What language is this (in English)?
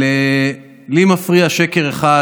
Hebrew